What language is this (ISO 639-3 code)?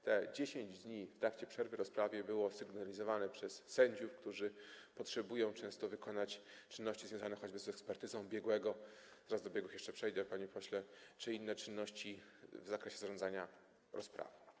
pol